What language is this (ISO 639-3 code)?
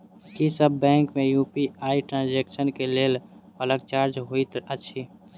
mai